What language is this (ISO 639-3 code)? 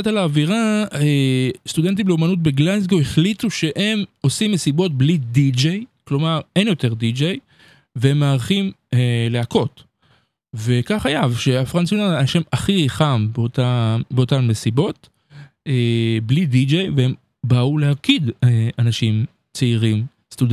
heb